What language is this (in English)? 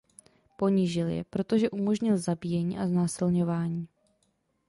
Czech